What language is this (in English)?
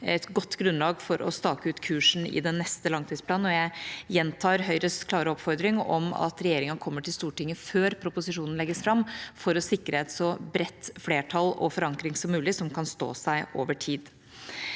Norwegian